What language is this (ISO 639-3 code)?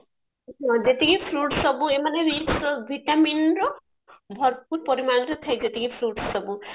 ori